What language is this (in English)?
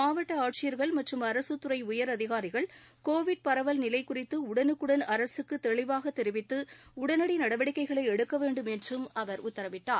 Tamil